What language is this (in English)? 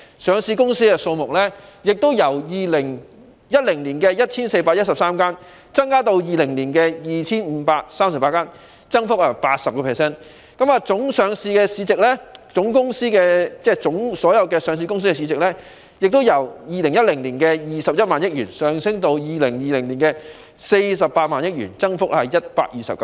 Cantonese